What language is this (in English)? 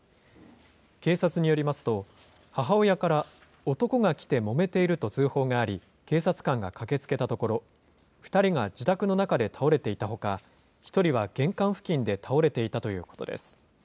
Japanese